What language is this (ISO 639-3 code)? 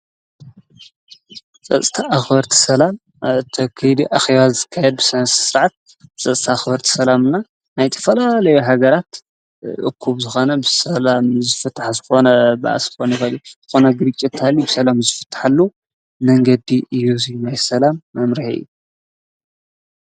tir